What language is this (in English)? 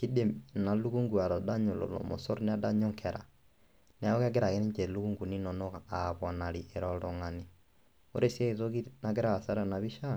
Masai